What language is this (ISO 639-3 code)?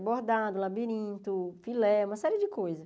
por